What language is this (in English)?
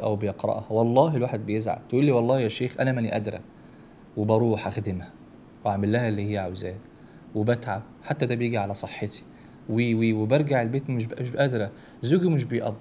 Arabic